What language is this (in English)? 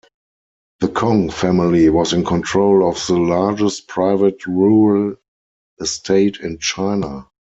English